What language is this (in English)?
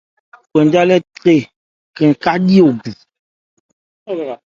Ebrié